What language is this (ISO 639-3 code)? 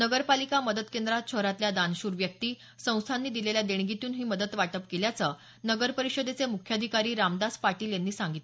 mar